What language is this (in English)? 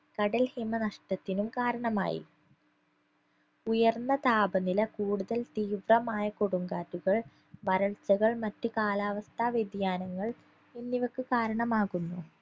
Malayalam